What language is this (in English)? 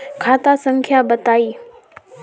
Magahi